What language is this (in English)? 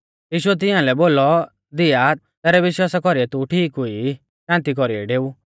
Mahasu Pahari